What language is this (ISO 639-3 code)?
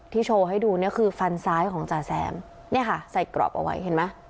tha